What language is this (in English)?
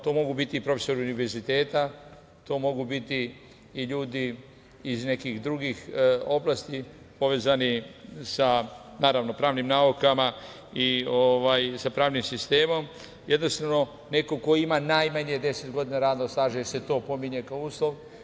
Serbian